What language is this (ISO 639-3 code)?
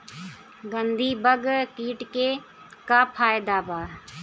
bho